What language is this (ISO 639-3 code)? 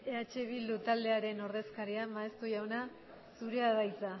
eus